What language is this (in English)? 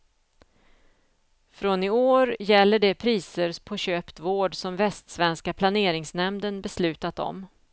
Swedish